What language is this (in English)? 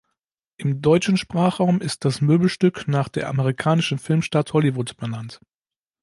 German